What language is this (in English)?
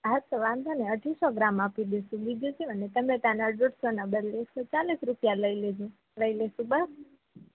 Gujarati